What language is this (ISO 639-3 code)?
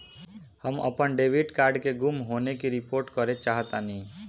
bho